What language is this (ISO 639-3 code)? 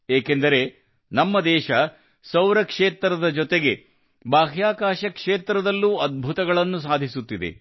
kan